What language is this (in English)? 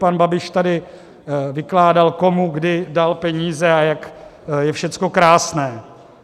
Czech